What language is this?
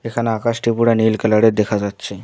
Bangla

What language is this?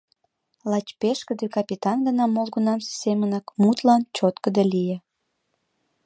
Mari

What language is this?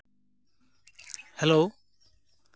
Santali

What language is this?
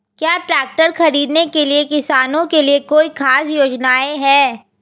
Hindi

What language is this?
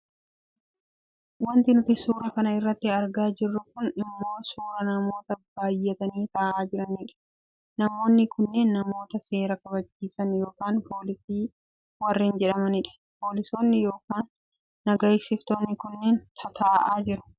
Oromo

